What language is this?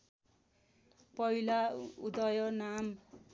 Nepali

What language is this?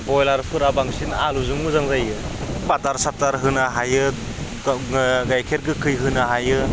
Bodo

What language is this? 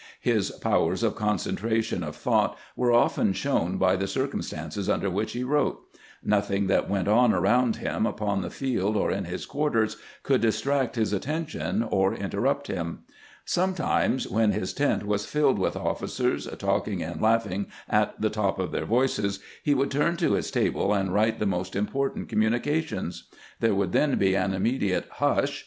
English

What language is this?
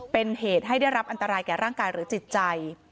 Thai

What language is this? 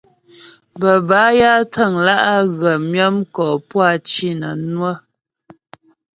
Ghomala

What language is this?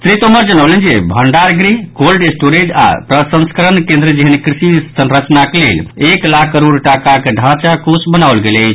Maithili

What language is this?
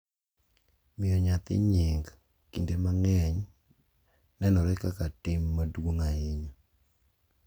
Luo (Kenya and Tanzania)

